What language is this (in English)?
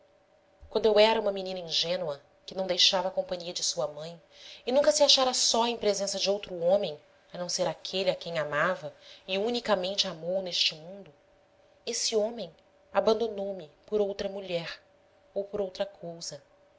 Portuguese